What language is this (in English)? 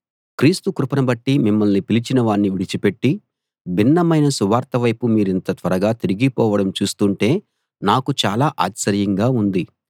Telugu